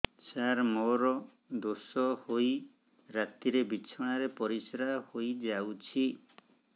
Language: Odia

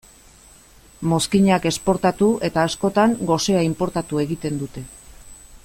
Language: Basque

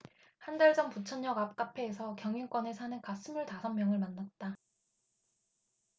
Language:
Korean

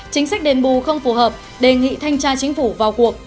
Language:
Vietnamese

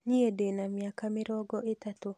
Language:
Kikuyu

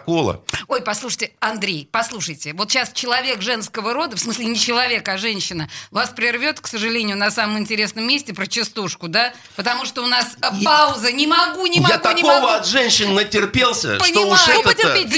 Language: Russian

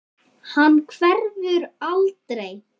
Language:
Icelandic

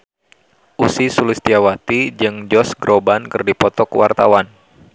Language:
Sundanese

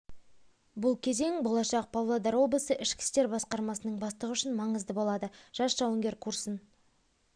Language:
Kazakh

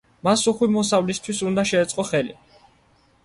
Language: Georgian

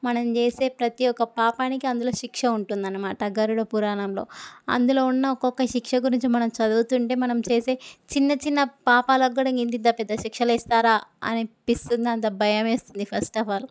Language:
Telugu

